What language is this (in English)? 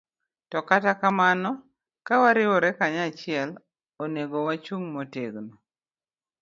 Luo (Kenya and Tanzania)